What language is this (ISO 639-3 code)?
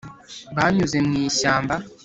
kin